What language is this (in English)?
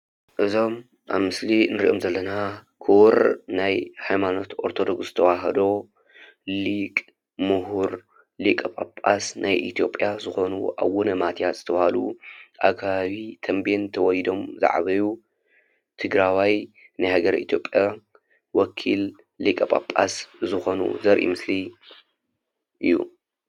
Tigrinya